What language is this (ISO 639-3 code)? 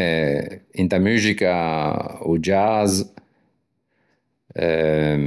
lij